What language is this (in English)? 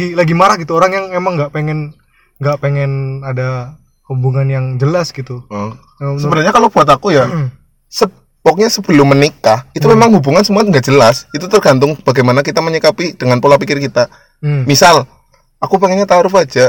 Indonesian